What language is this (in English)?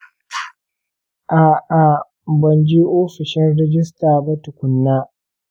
Hausa